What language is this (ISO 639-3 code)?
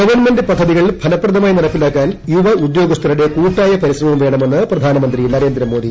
mal